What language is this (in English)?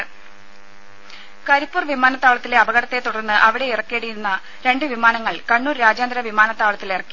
Malayalam